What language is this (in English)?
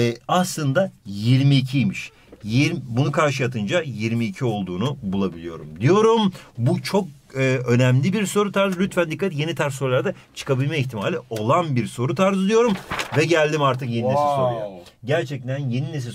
Turkish